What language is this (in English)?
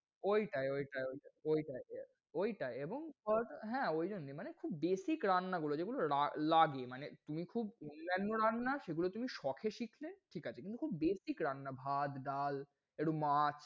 Bangla